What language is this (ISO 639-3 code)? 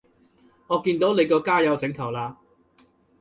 yue